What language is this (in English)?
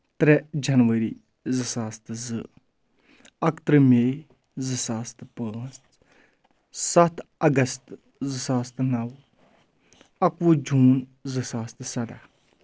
Kashmiri